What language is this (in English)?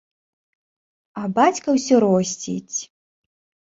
Belarusian